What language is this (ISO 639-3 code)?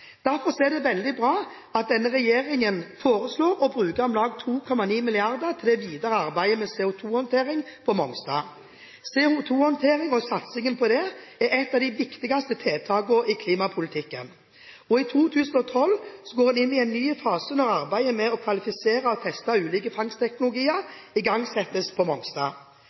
nob